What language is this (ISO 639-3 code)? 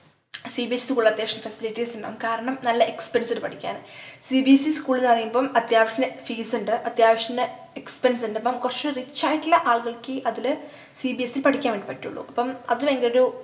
mal